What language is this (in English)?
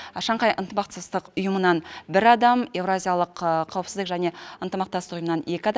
Kazakh